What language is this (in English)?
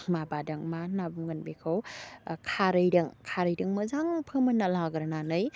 Bodo